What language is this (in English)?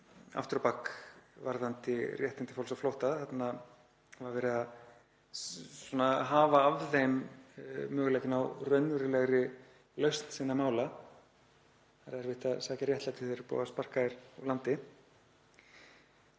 Icelandic